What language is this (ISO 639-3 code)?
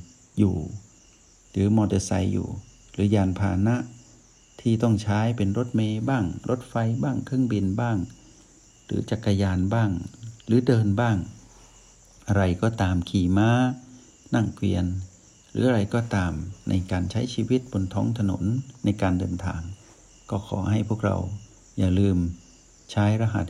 tha